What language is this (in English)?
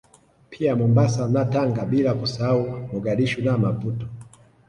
Swahili